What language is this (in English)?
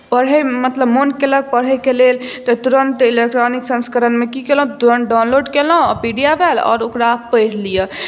Maithili